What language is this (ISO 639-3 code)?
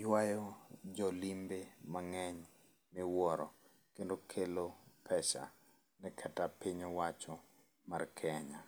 luo